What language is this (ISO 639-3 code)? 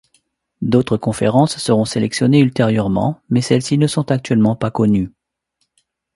fra